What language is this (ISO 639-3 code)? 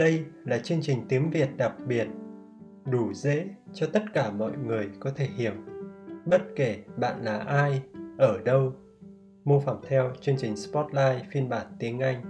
vie